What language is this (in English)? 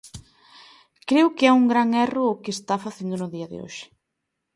Galician